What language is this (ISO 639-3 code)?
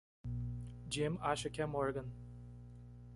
por